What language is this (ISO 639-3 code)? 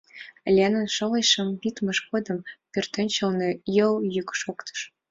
chm